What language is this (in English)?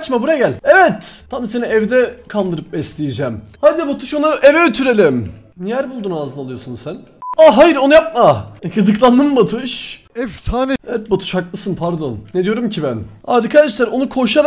Turkish